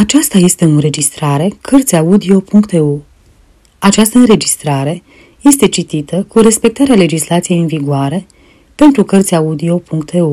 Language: Romanian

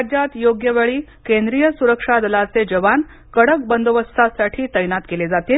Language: Marathi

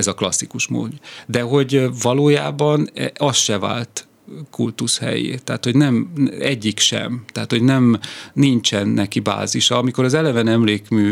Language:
Hungarian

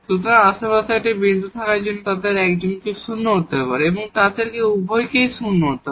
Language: Bangla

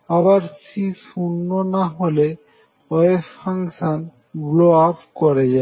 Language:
Bangla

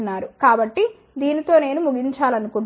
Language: Telugu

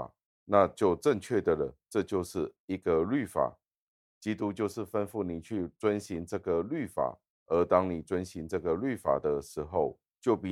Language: Chinese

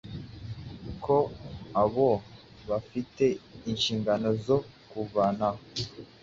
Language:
Kinyarwanda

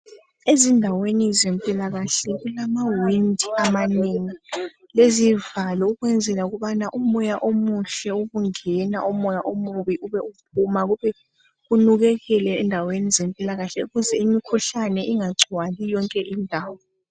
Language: North Ndebele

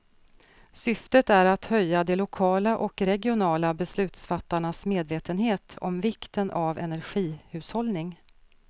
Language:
Swedish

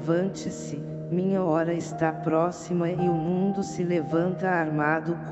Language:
Portuguese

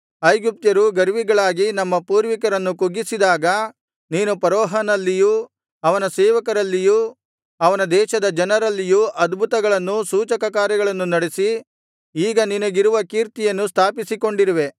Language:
Kannada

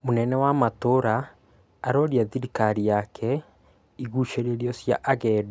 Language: Kikuyu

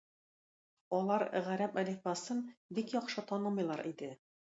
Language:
Tatar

